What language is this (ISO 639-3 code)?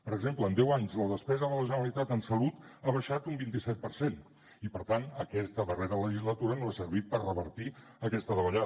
cat